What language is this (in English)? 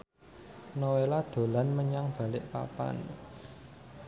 Javanese